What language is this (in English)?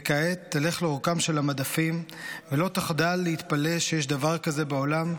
Hebrew